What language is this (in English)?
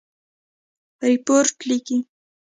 Pashto